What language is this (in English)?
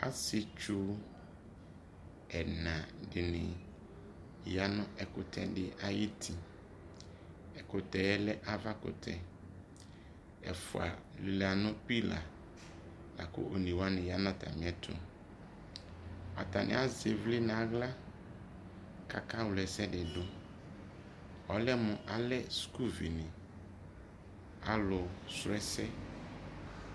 Ikposo